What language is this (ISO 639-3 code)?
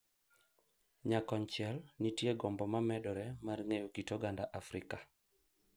luo